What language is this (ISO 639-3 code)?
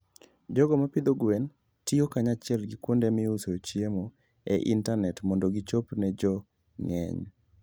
luo